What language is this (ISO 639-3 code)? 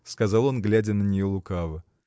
rus